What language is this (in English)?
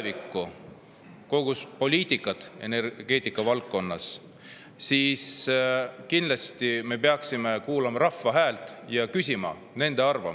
Estonian